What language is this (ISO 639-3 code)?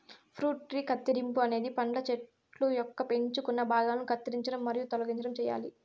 tel